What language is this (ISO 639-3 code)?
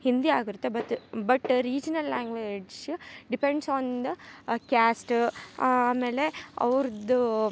kan